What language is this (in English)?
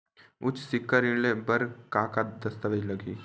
Chhattisgarhi